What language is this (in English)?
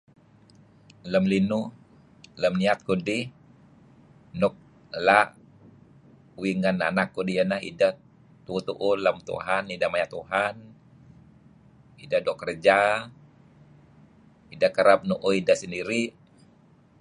Kelabit